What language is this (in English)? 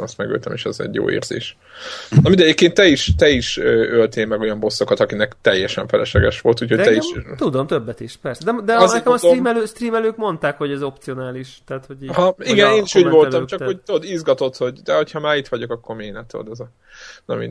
Hungarian